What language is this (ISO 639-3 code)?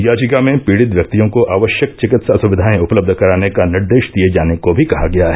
hin